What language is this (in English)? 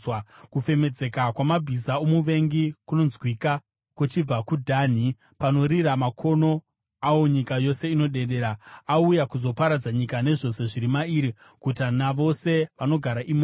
Shona